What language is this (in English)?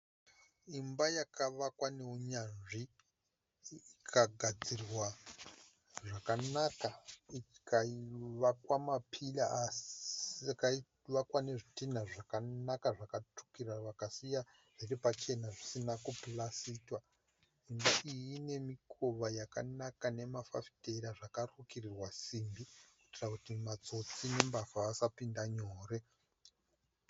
Shona